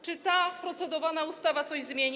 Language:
Polish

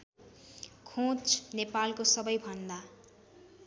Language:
Nepali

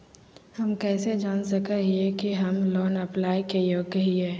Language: Magahi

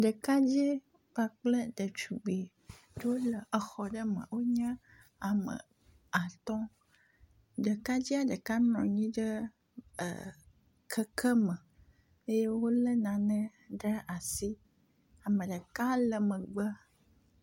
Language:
Ewe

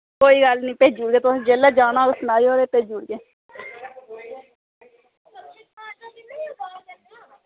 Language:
Dogri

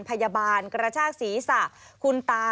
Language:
Thai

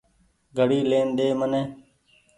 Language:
Goaria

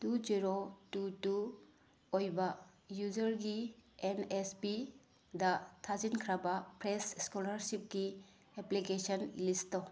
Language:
Manipuri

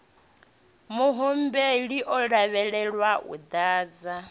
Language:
Venda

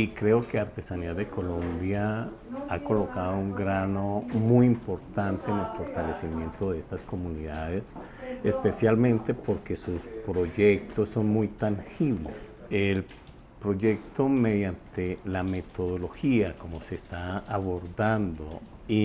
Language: Spanish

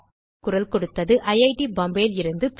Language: Tamil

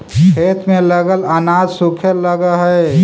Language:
Magahi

